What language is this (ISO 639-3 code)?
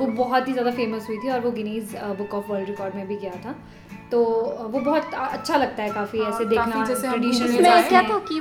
hin